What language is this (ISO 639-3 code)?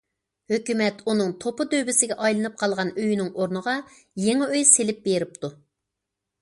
uig